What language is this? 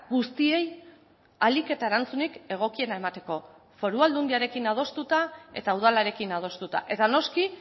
Basque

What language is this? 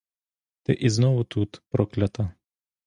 Ukrainian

